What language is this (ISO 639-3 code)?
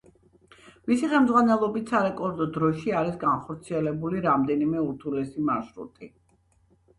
kat